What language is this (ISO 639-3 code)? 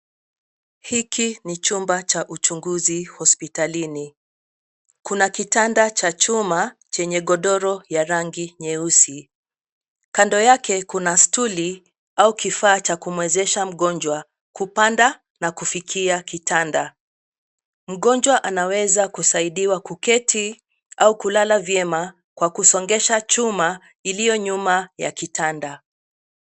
swa